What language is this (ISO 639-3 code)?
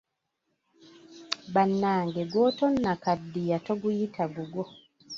lug